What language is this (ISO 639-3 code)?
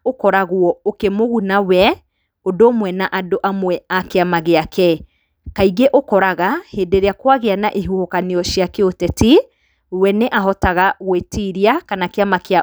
kik